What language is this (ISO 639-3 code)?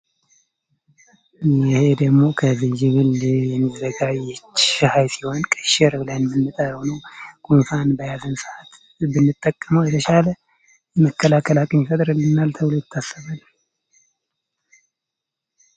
amh